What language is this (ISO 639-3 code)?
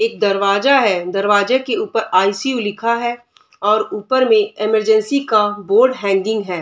hin